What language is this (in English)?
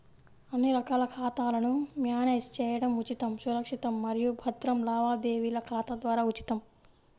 Telugu